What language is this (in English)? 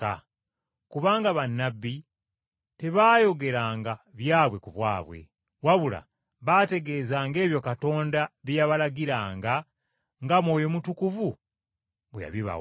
Ganda